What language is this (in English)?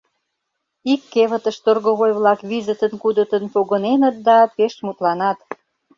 Mari